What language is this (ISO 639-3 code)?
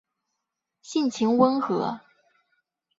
zho